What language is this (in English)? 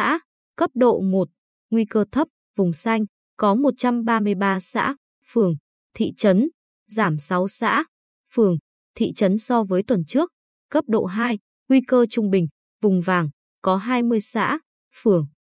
Vietnamese